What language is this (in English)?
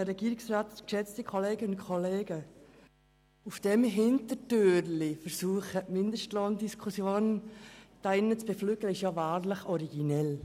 Swiss German